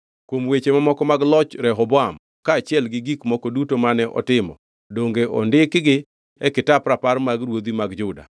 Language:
Luo (Kenya and Tanzania)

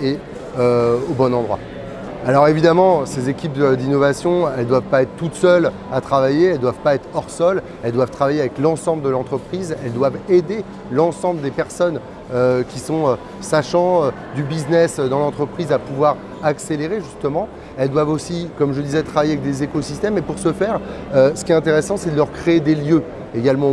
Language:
French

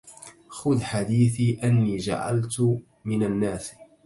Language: Arabic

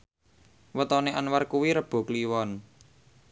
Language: Javanese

